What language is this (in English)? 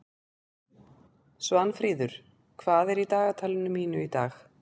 Icelandic